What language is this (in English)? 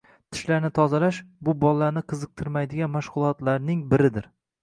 Uzbek